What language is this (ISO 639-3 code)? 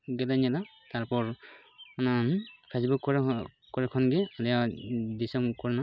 sat